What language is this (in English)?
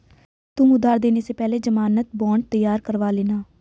Hindi